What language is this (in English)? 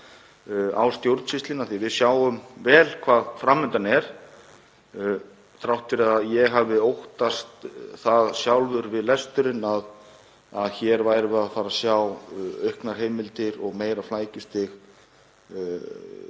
Icelandic